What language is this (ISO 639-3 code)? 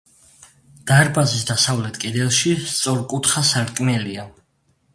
kat